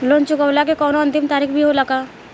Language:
Bhojpuri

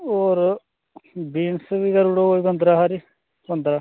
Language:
Dogri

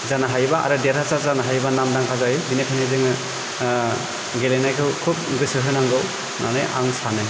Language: Bodo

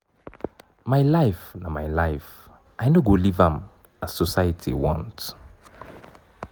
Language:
Nigerian Pidgin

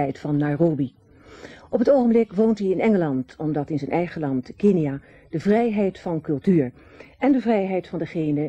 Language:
Dutch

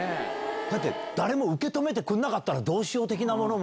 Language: Japanese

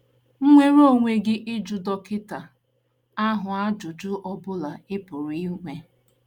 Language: Igbo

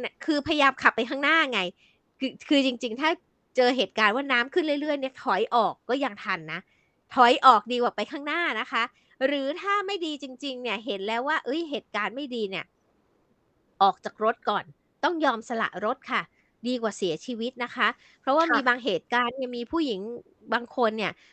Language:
Thai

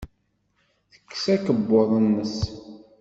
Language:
Kabyle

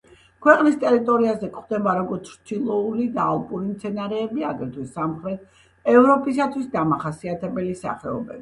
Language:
Georgian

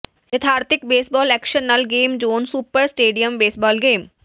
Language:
Punjabi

